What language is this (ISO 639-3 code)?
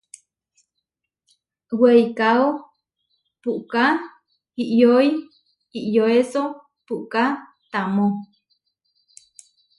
var